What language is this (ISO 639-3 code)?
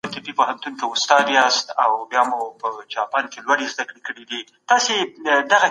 pus